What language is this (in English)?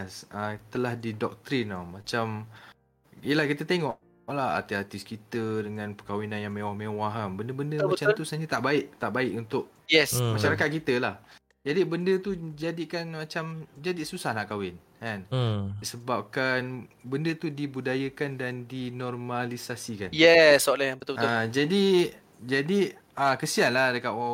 Malay